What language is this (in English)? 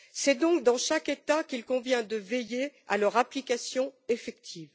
French